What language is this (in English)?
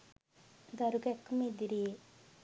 Sinhala